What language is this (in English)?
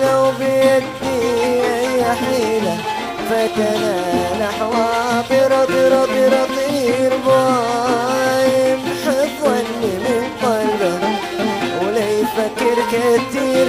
Arabic